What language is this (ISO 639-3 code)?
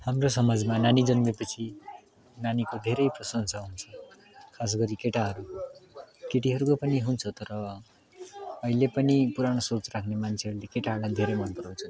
nep